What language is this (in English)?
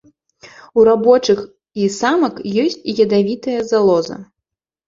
Belarusian